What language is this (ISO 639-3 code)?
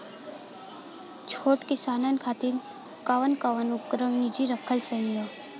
bho